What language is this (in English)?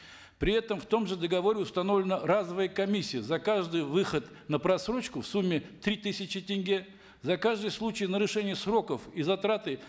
Kazakh